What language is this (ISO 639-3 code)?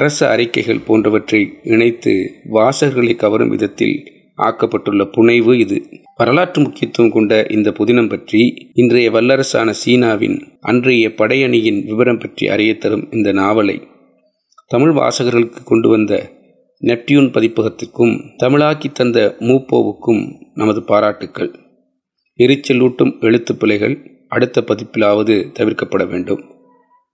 tam